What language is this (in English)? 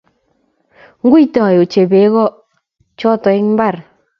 Kalenjin